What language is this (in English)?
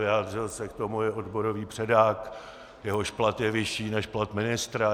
Czech